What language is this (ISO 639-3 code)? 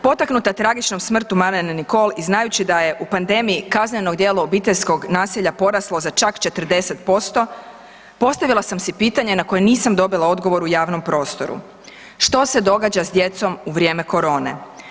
hrv